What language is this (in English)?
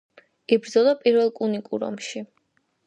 Georgian